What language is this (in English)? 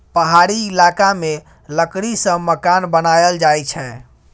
Maithili